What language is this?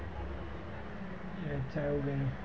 Gujarati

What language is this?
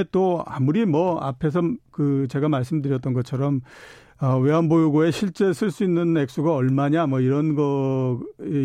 Korean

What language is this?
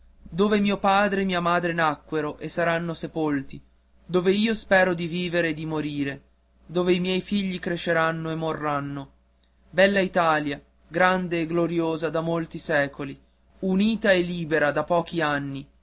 Italian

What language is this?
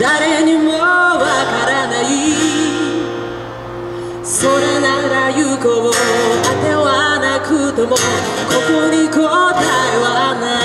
Japanese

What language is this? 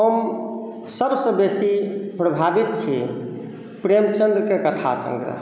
Maithili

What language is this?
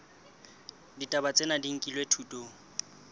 Southern Sotho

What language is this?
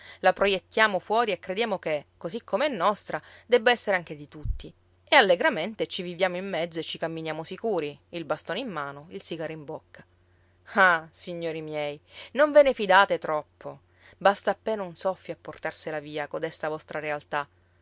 Italian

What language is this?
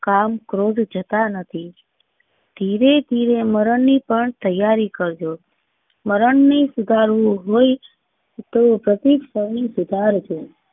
Gujarati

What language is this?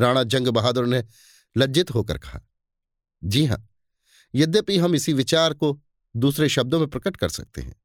Hindi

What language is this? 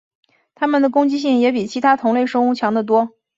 Chinese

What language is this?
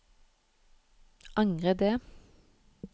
Norwegian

